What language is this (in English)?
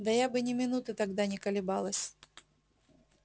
Russian